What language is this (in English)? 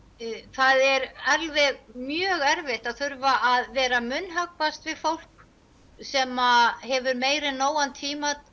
Icelandic